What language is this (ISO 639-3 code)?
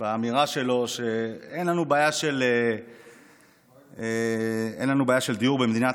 heb